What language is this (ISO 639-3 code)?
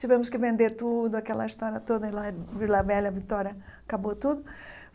por